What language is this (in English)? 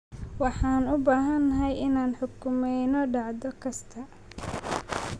Somali